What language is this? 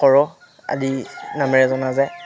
Assamese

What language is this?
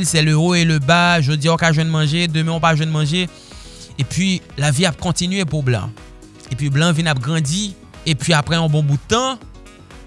French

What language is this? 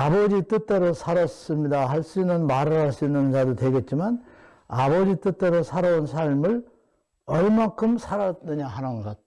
Korean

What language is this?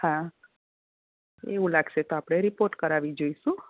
Gujarati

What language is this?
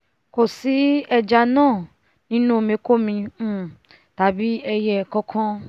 Yoruba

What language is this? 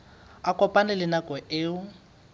Southern Sotho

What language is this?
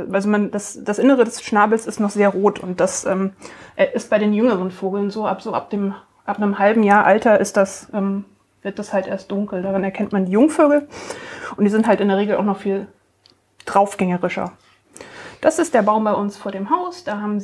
German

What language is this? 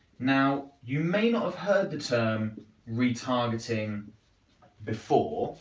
English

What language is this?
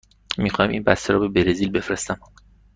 Persian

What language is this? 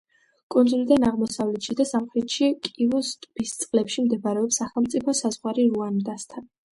Georgian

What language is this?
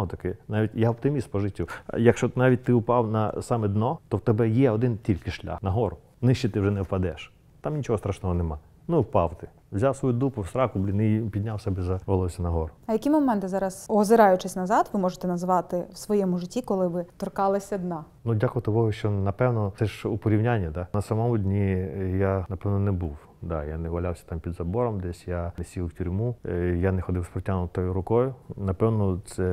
Ukrainian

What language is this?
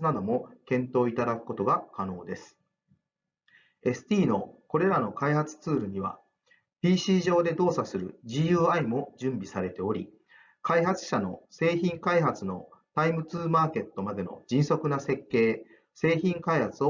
Japanese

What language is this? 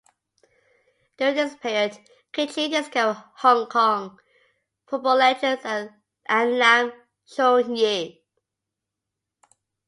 English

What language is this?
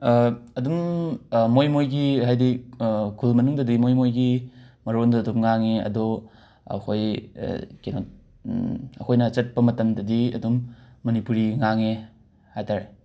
Manipuri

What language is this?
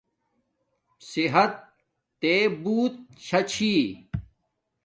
Domaaki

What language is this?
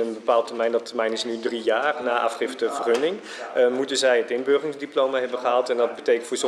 Dutch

